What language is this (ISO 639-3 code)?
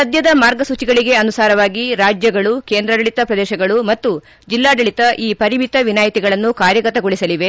kan